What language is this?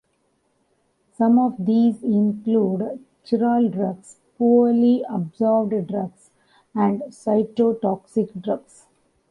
English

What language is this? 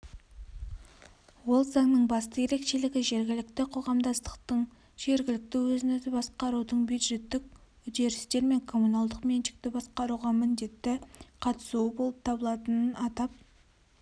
Kazakh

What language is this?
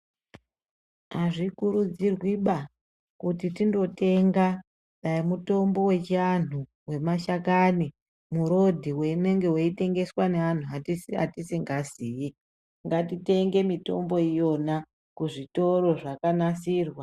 Ndau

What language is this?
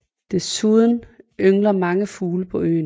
Danish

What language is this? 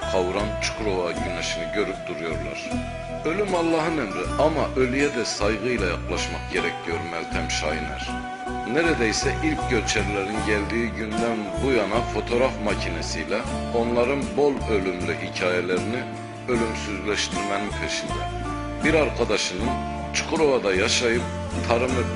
Turkish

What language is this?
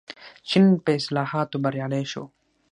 Pashto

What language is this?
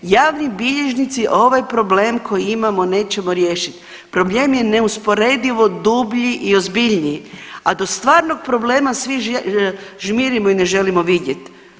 Croatian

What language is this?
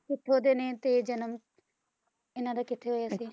Punjabi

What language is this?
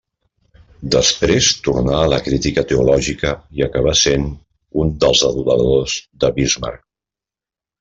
Catalan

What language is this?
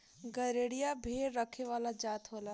Bhojpuri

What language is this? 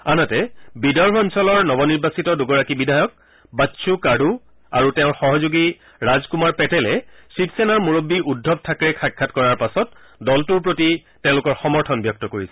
Assamese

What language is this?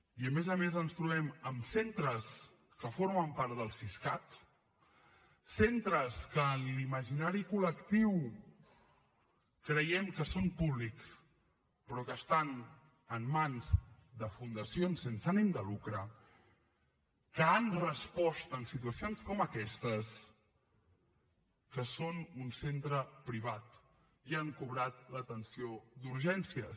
Catalan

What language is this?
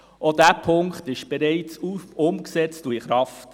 Swiss German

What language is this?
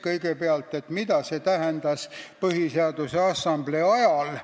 Estonian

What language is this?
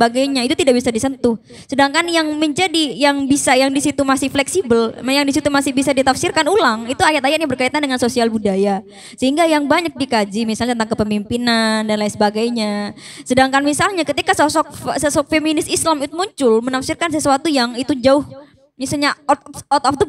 Indonesian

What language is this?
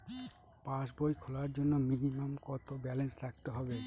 Bangla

